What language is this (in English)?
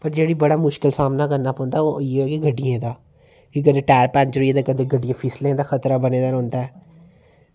Dogri